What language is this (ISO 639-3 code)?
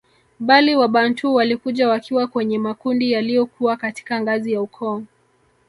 swa